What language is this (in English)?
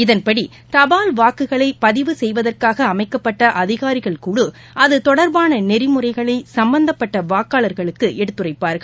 Tamil